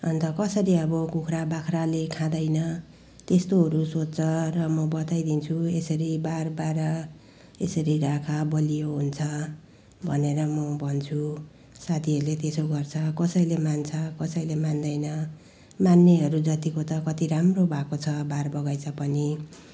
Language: Nepali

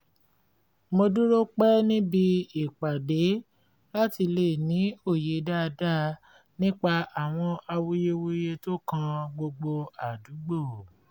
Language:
Yoruba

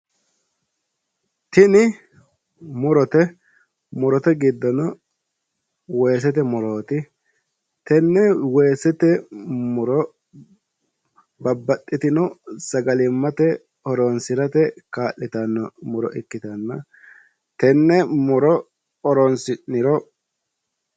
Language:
Sidamo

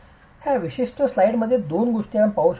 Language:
Marathi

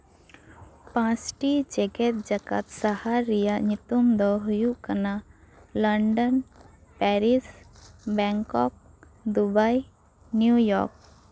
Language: Santali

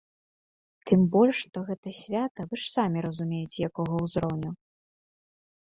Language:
Belarusian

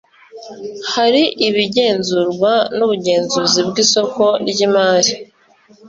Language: Kinyarwanda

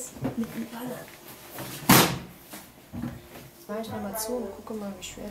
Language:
German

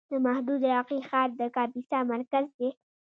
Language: Pashto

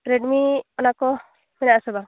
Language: Santali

